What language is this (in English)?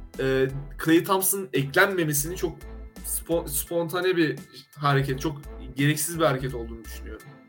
Turkish